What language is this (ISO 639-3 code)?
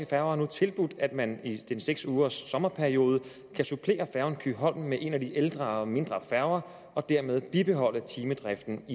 dan